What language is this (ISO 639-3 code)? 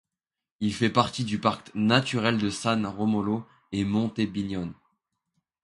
fra